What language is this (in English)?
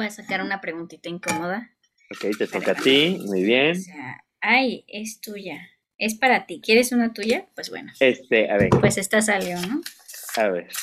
Spanish